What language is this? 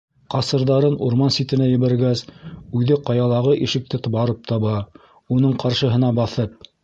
Bashkir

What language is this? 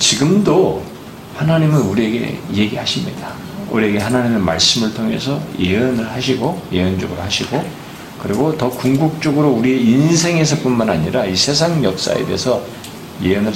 Korean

